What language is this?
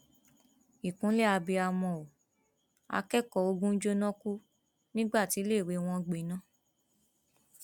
Yoruba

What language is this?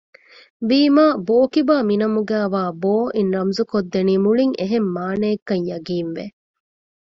Divehi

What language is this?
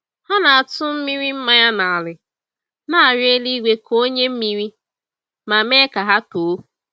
Igbo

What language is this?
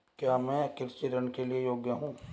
Hindi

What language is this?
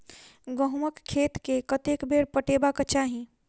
Maithili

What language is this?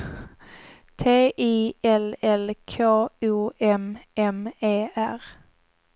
Swedish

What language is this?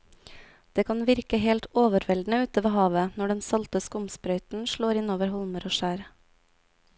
Norwegian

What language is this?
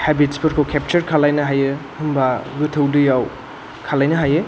Bodo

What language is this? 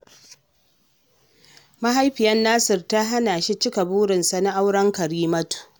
Hausa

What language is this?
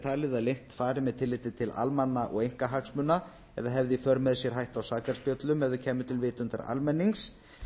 Icelandic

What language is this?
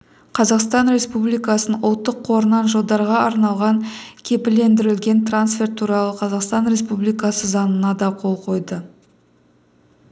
Kazakh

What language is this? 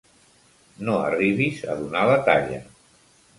Catalan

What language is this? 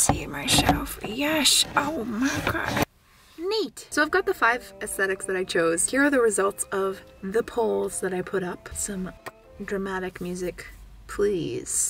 English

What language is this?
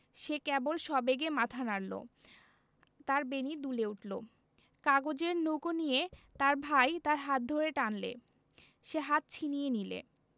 Bangla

